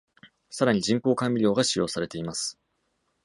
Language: Japanese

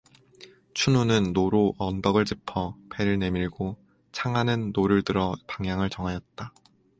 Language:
Korean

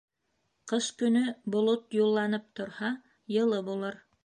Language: Bashkir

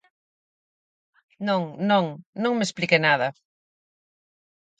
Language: Galician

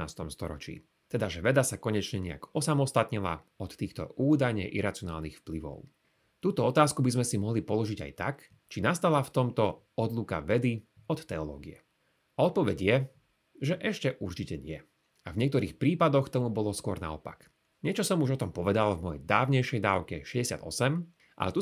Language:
Slovak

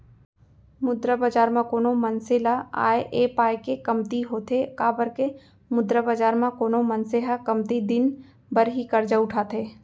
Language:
Chhattisgarhi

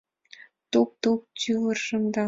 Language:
Mari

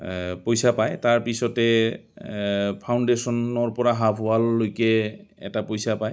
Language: Assamese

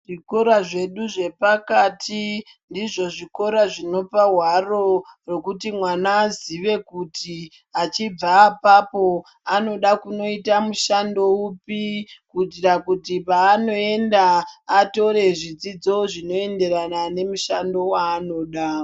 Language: Ndau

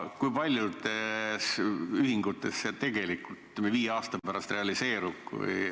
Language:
Estonian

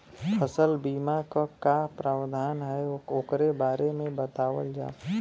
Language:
Bhojpuri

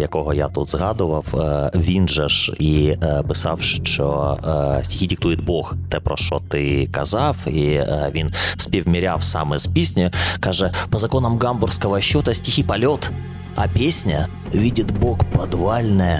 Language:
Ukrainian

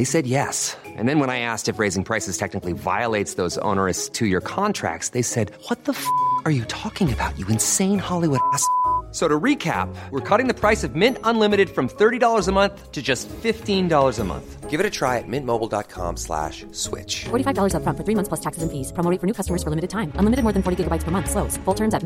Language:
Filipino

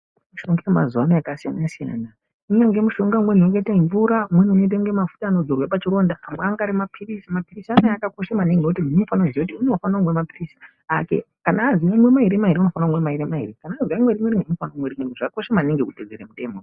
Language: Ndau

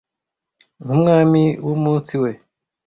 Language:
Kinyarwanda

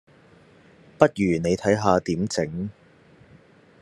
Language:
Cantonese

